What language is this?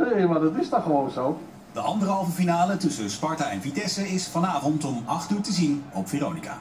Dutch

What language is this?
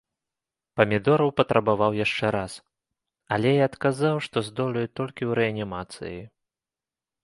Belarusian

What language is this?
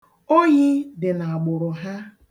Igbo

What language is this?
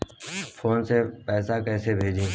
Bhojpuri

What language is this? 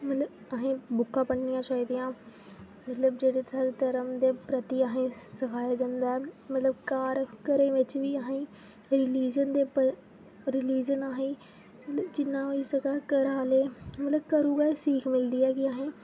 Dogri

